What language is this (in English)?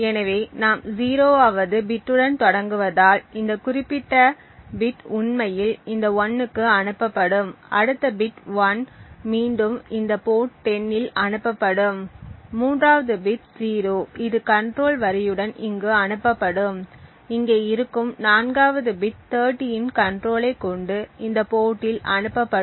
Tamil